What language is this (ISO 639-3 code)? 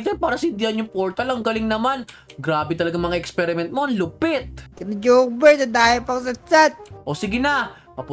fil